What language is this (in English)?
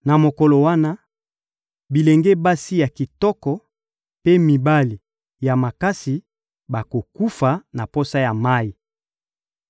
Lingala